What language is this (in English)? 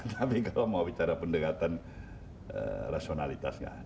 Indonesian